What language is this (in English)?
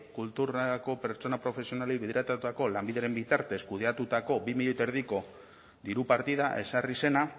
Basque